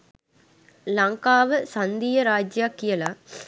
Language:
Sinhala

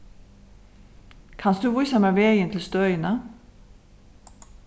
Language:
Faroese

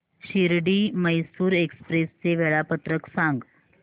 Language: Marathi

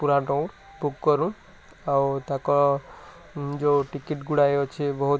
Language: Odia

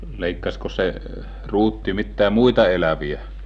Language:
Finnish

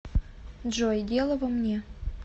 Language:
Russian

